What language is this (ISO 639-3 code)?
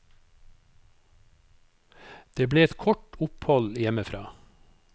nor